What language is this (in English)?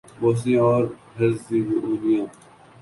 Urdu